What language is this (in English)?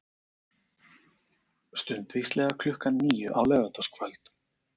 Icelandic